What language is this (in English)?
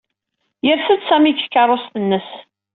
Kabyle